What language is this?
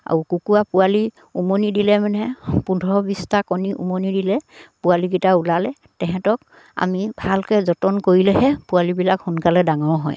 Assamese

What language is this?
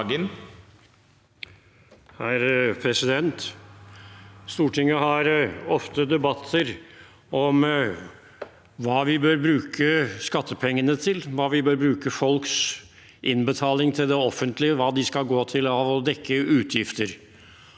Norwegian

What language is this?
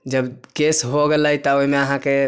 Maithili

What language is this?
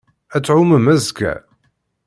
Kabyle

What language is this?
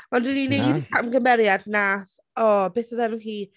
Welsh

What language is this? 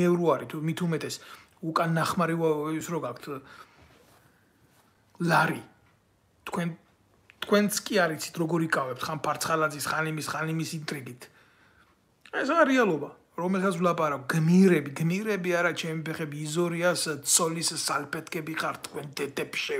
Romanian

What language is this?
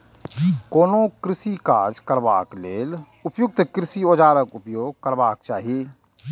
Maithili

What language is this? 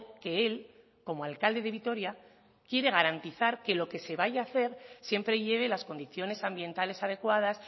Spanish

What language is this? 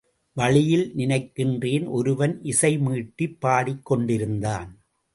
Tamil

